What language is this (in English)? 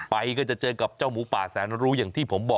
Thai